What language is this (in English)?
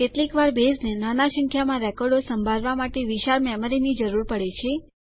Gujarati